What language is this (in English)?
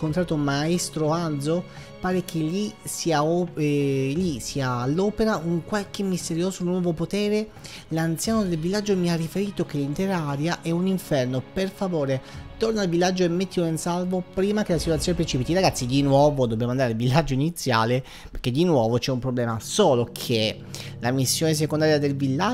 Italian